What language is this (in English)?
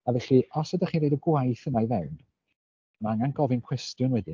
Welsh